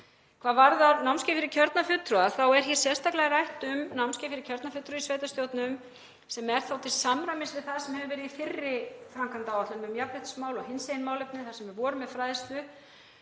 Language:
Icelandic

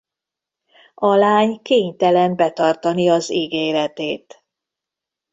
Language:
Hungarian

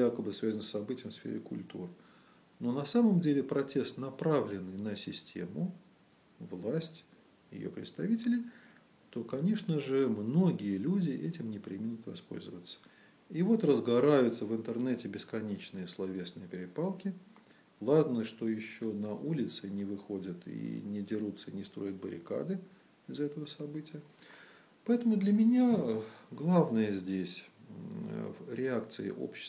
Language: Russian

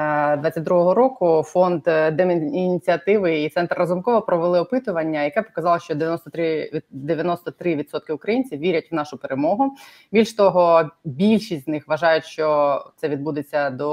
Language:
Ukrainian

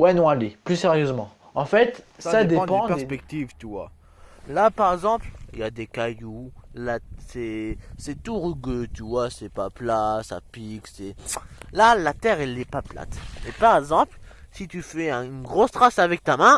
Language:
French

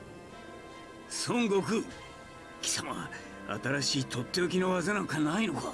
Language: Japanese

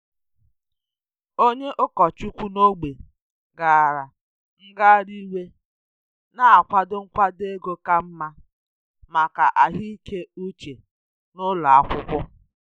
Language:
Igbo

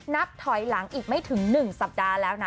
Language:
Thai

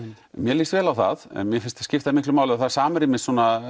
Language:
Icelandic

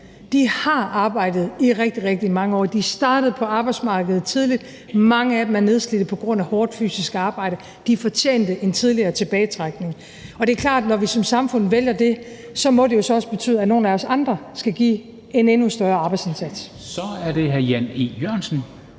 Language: Danish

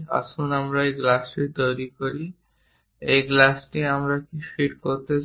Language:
Bangla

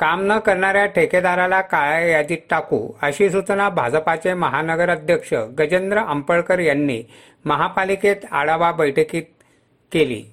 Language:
Marathi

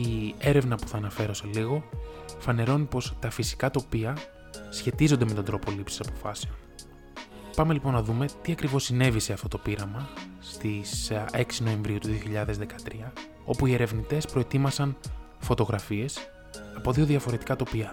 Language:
Greek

